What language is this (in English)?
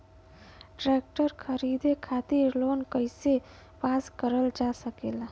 Bhojpuri